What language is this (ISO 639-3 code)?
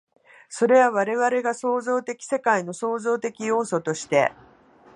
jpn